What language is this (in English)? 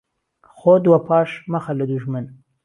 Central Kurdish